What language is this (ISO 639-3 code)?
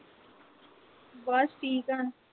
pan